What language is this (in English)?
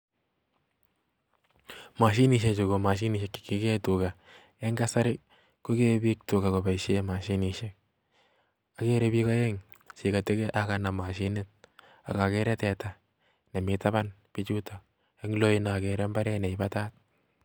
Kalenjin